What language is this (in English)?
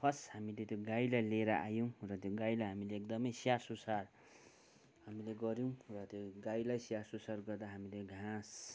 Nepali